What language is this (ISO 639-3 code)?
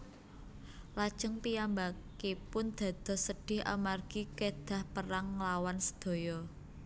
jav